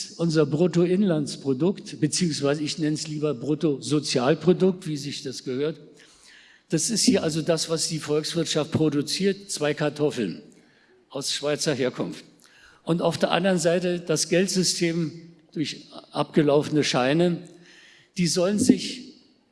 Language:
German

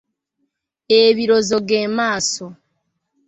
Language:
Ganda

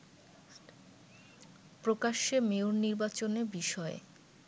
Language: Bangla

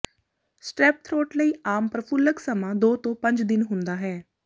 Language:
Punjabi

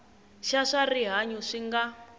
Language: Tsonga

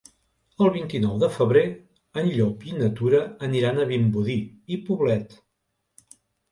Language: Catalan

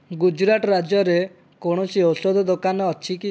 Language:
Odia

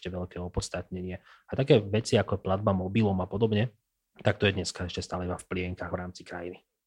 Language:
Slovak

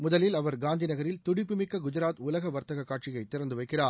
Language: Tamil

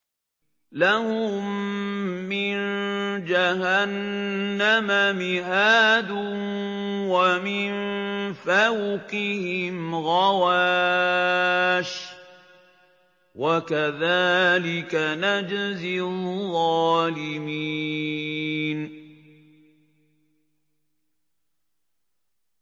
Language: Arabic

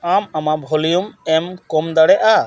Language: Santali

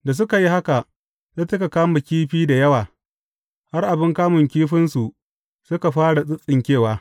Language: Hausa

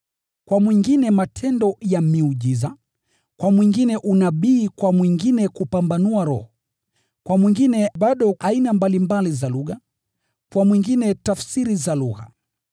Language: Swahili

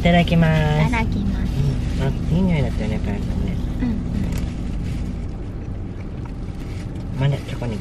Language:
Japanese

